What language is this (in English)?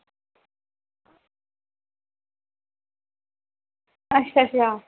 Dogri